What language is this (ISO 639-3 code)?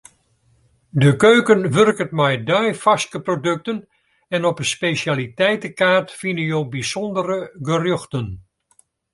fry